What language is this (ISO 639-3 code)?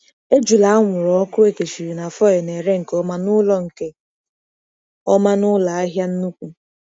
ibo